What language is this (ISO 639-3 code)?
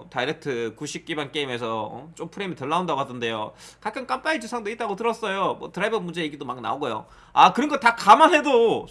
kor